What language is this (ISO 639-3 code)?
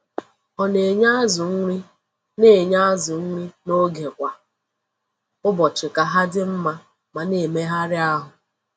ibo